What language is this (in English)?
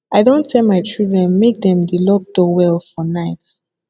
Nigerian Pidgin